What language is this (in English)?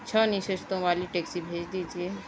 Urdu